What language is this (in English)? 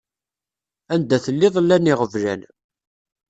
Kabyle